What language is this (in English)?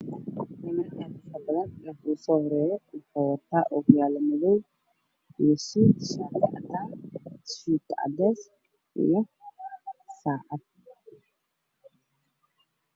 Somali